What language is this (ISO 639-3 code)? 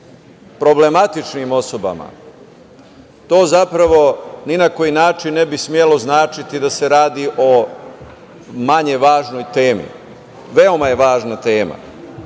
srp